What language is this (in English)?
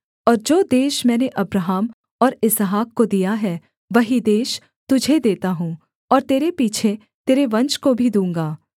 Hindi